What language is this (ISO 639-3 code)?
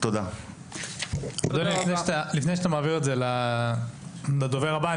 heb